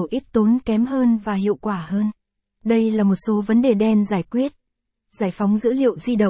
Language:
Vietnamese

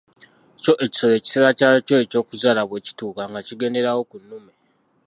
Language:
Ganda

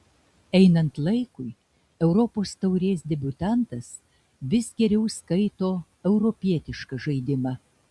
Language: Lithuanian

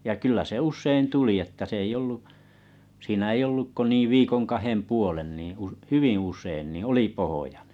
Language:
Finnish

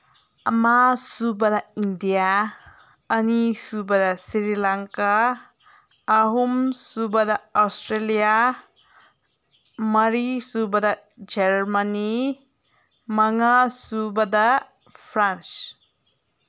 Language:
Manipuri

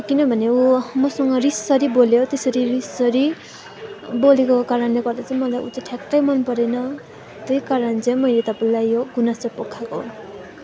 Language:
Nepali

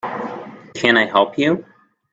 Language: English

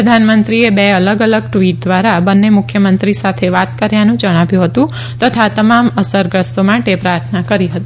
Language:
Gujarati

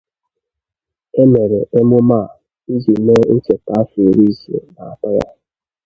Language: Igbo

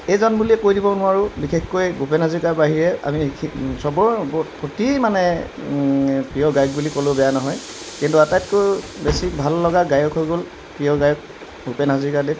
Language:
Assamese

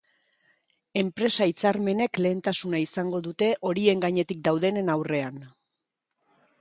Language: Basque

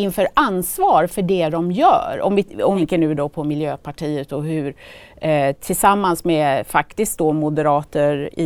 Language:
Swedish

